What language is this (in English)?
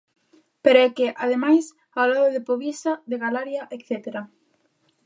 Galician